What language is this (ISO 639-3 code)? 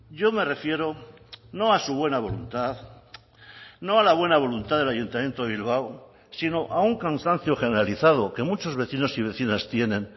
spa